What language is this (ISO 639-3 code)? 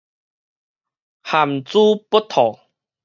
nan